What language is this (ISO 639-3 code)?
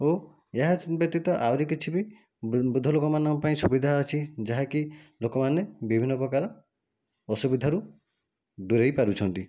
ori